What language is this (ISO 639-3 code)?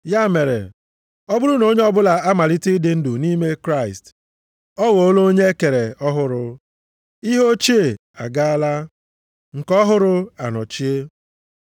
ibo